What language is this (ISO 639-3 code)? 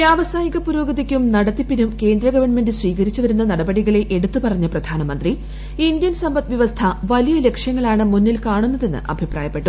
mal